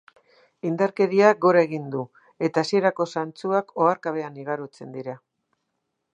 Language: Basque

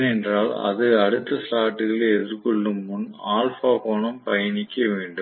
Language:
Tamil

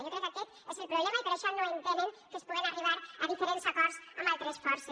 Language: Catalan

